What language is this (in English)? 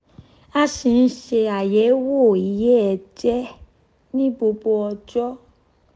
Yoruba